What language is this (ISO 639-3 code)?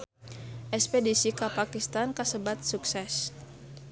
sun